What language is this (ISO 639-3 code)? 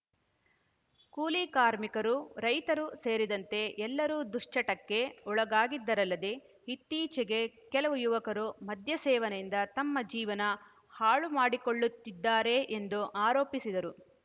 kan